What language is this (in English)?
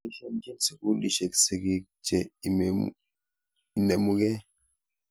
Kalenjin